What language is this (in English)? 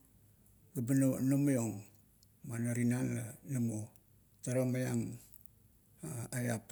Kuot